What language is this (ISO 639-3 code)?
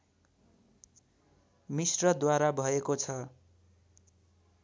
nep